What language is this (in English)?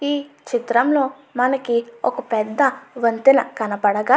Telugu